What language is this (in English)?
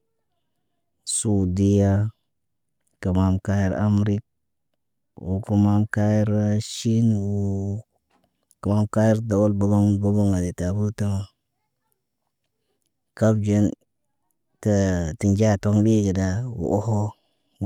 Naba